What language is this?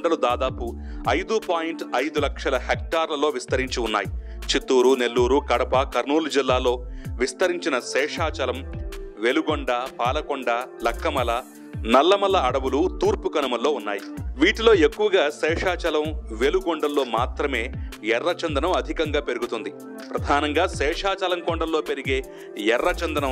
Hindi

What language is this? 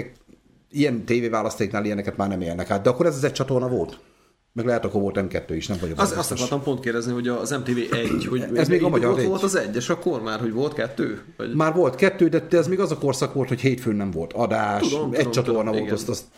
Hungarian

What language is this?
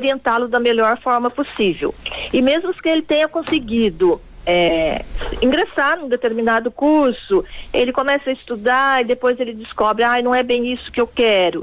Portuguese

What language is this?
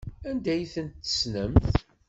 Kabyle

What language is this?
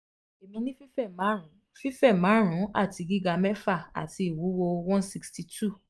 Yoruba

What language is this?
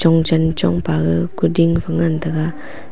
Wancho Naga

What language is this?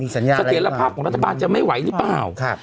Thai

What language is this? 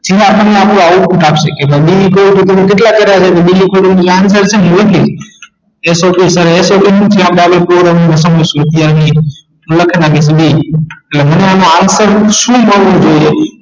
Gujarati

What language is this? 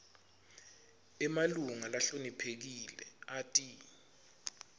Swati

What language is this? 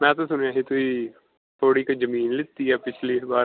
Punjabi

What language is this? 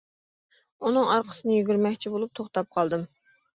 Uyghur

